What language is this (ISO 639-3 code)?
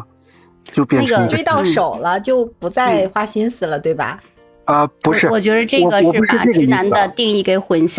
zho